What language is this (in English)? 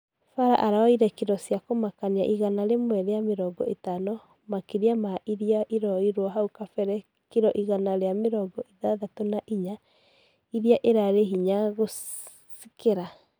Kikuyu